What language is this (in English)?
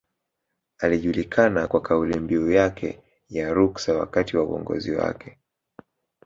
Swahili